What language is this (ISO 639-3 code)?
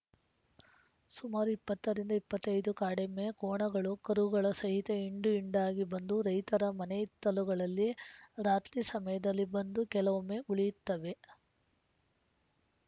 kan